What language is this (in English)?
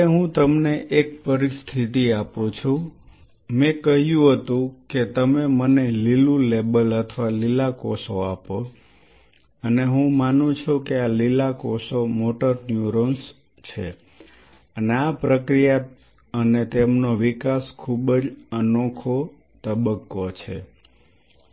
Gujarati